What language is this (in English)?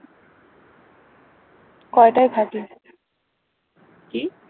Bangla